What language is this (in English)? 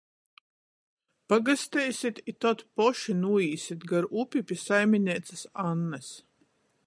Latgalian